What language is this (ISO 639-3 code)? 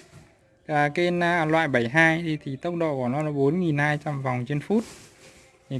vie